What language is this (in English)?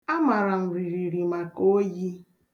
Igbo